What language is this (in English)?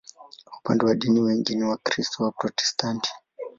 Swahili